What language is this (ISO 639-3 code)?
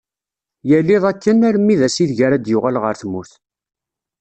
kab